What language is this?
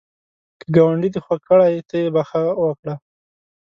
Pashto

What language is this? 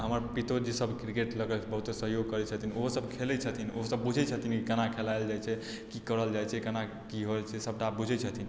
Maithili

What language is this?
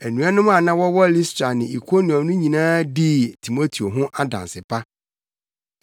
Akan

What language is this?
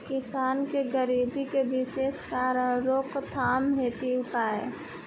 Bhojpuri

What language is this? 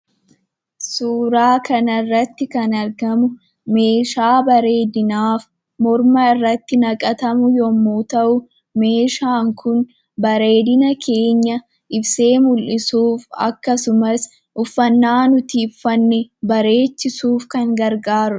Oromo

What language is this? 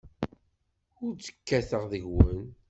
Kabyle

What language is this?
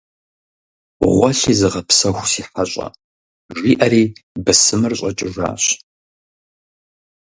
Kabardian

